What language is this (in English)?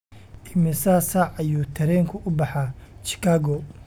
Somali